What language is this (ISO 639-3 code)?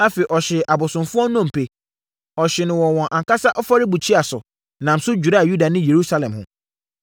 aka